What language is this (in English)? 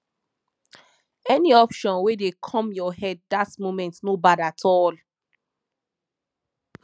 Nigerian Pidgin